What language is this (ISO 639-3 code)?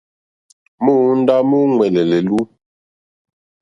bri